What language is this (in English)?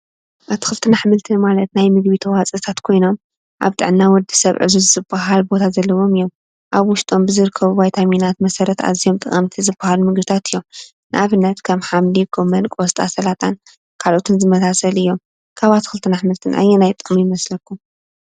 Tigrinya